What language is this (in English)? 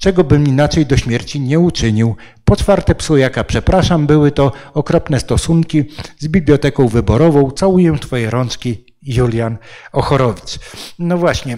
Polish